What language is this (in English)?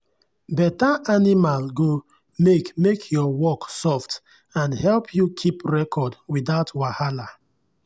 Nigerian Pidgin